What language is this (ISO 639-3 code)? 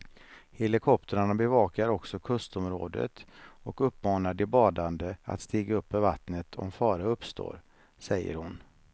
swe